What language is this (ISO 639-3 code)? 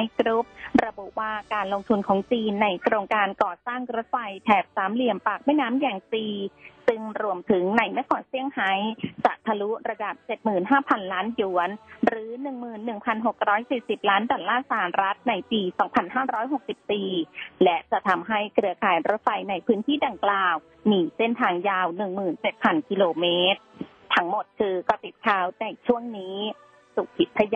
tha